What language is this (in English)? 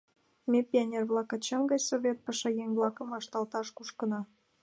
Mari